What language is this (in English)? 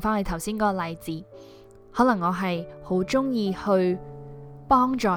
Chinese